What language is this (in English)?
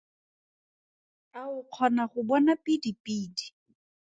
Tswana